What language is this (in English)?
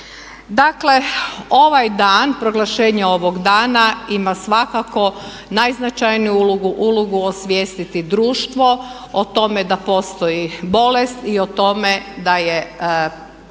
Croatian